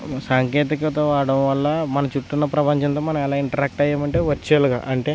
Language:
Telugu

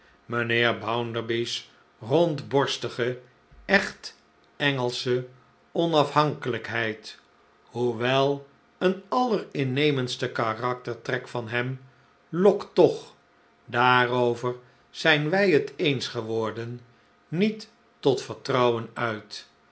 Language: Dutch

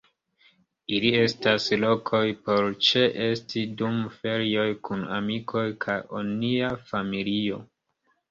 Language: Esperanto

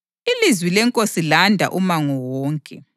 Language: North Ndebele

